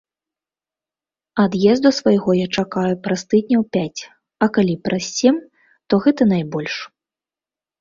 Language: Belarusian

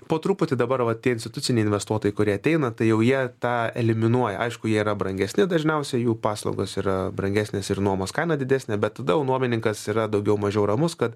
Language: Lithuanian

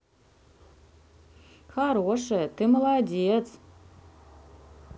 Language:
Russian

